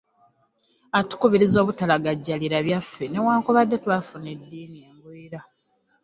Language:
Ganda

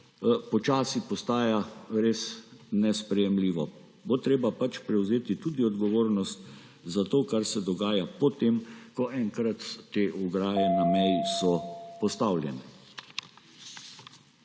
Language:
Slovenian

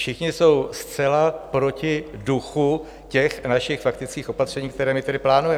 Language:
Czech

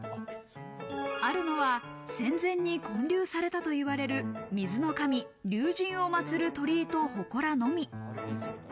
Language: Japanese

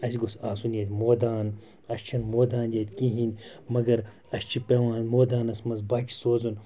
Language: Kashmiri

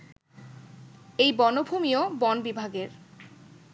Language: Bangla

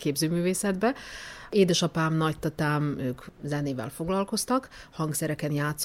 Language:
Hungarian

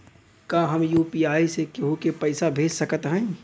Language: Bhojpuri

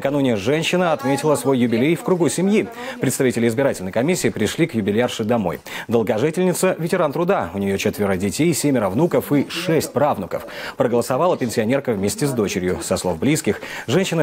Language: Russian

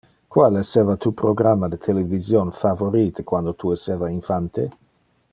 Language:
Interlingua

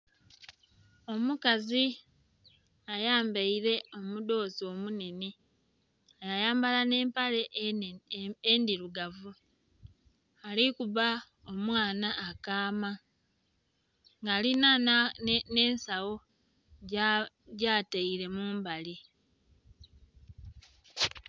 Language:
Soga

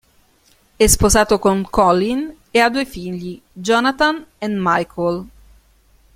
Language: Italian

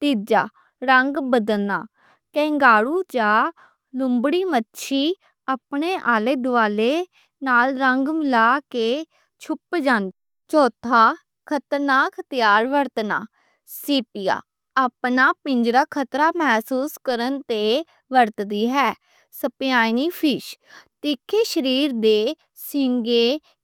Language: Western Panjabi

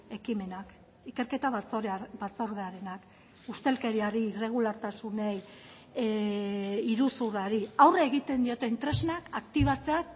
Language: Basque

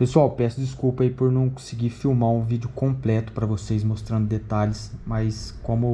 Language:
Portuguese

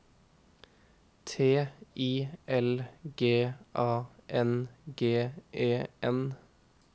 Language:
Norwegian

